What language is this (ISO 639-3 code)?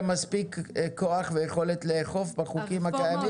heb